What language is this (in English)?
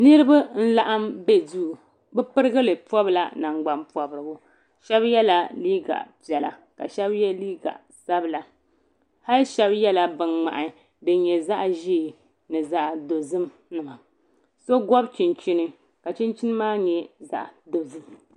Dagbani